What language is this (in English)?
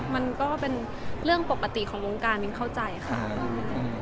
Thai